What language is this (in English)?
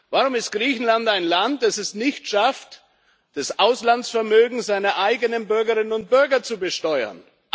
German